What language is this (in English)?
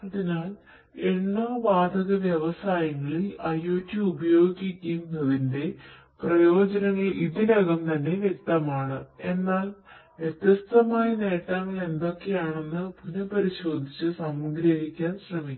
Malayalam